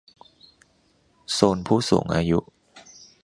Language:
Thai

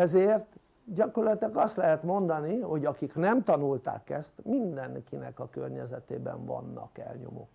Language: Hungarian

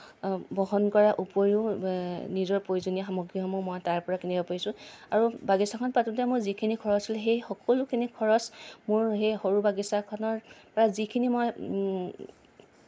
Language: Assamese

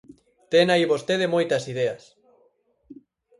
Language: Galician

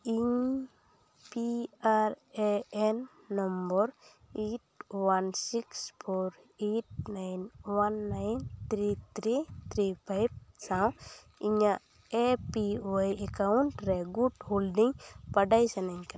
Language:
Santali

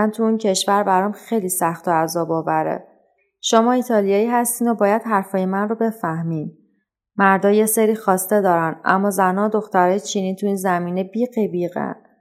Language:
Persian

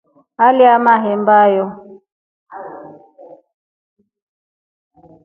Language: Rombo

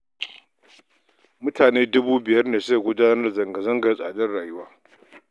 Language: Hausa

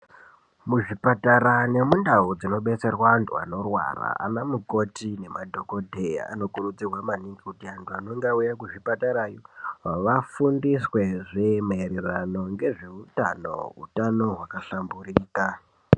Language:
Ndau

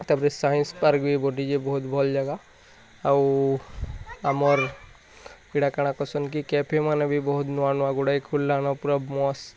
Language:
Odia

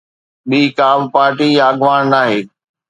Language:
Sindhi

